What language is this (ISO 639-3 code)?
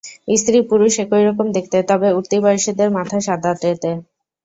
ben